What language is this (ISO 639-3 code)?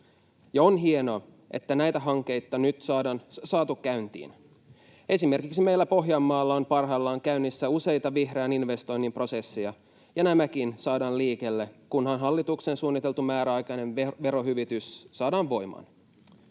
fin